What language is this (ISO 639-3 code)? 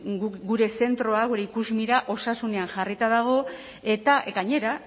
eus